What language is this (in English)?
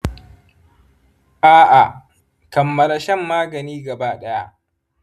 Hausa